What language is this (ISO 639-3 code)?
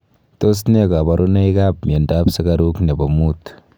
kln